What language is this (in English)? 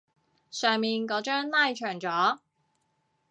Cantonese